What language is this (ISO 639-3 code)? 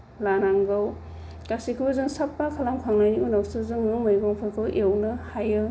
brx